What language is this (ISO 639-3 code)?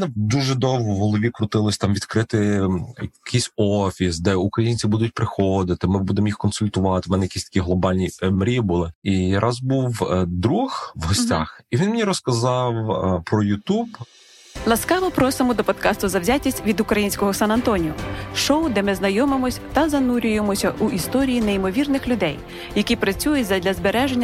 ukr